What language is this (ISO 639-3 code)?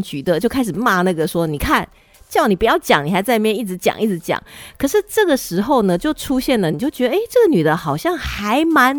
zho